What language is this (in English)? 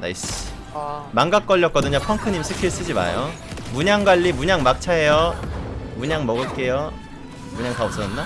Korean